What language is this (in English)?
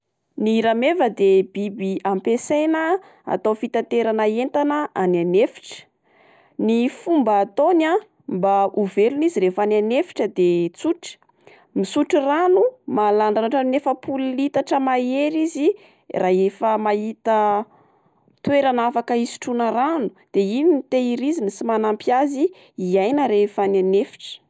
Malagasy